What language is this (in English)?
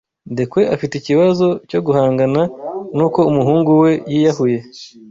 Kinyarwanda